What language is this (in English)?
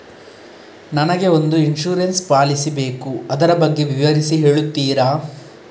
Kannada